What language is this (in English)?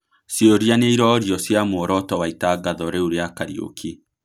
Kikuyu